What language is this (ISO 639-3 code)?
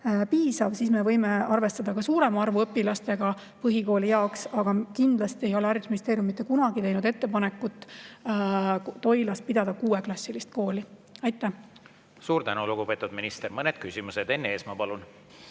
est